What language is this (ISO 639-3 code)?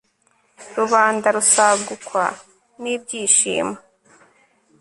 kin